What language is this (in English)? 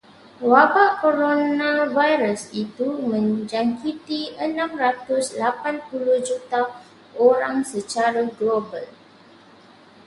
Malay